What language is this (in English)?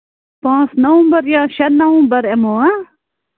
Kashmiri